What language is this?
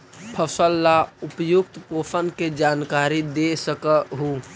Magahi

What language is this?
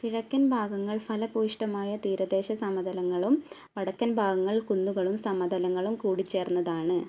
Malayalam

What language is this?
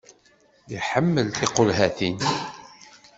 Kabyle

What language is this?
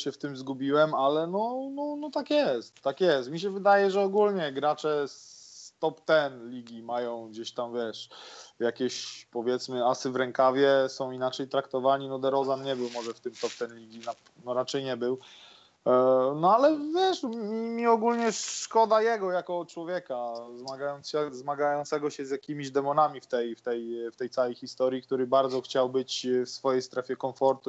Polish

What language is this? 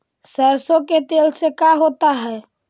Magahi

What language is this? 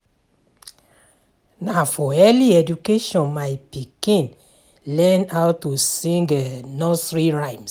Nigerian Pidgin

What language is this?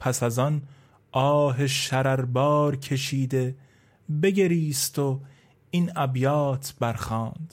Persian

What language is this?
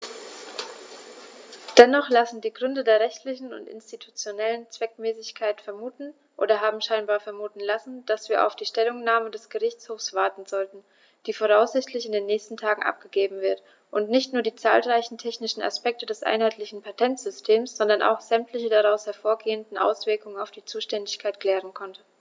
German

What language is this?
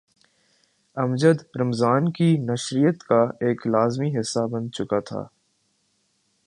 Urdu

